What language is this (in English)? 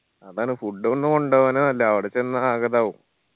Malayalam